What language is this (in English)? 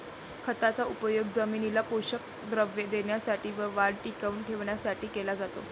Marathi